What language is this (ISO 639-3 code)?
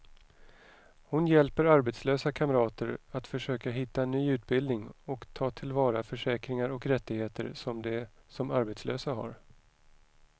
swe